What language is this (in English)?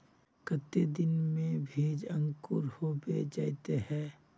Magahi